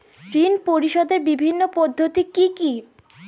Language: Bangla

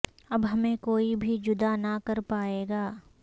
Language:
Urdu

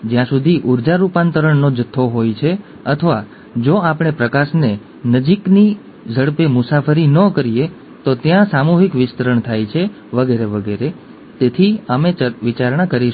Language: Gujarati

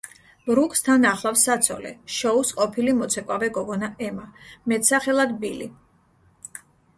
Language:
Georgian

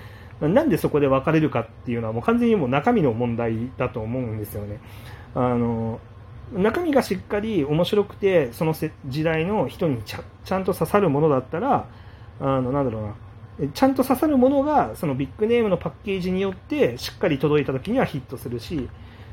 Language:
Japanese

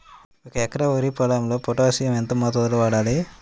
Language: Telugu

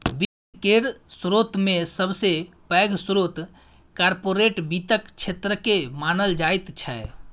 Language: Maithili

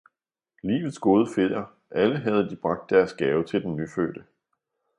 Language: Danish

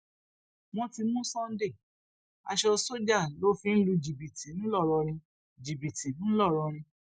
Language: Yoruba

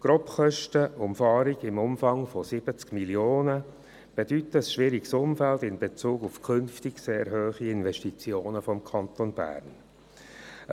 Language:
Swiss German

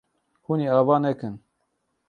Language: Kurdish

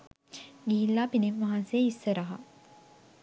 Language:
Sinhala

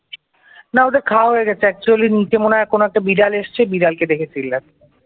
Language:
Bangla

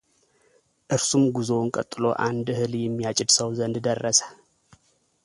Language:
Amharic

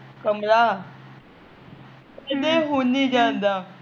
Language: Punjabi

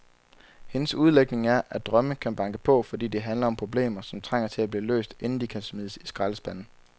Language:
Danish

